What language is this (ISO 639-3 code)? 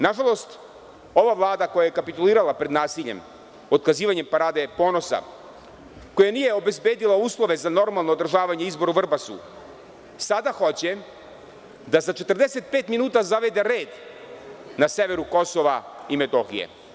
srp